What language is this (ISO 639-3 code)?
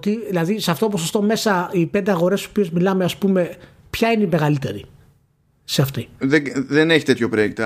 ell